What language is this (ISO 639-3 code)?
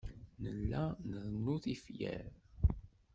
kab